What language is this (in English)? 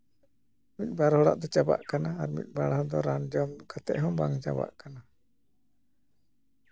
Santali